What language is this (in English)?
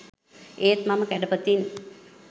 Sinhala